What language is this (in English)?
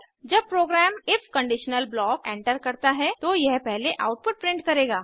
Hindi